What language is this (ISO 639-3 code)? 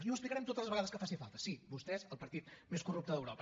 cat